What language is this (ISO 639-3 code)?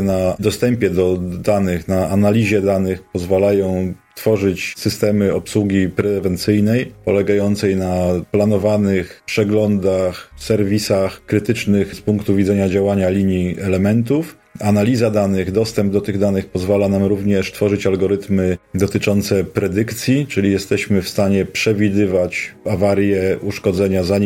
pol